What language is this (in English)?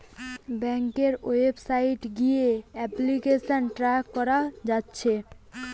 Bangla